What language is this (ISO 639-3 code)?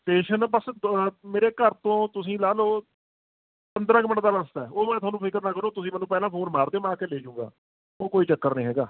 pan